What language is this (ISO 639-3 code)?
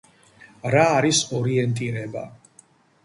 kat